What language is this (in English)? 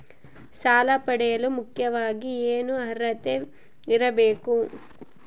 Kannada